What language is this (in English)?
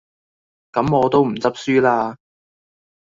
Cantonese